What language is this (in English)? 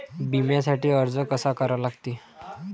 Marathi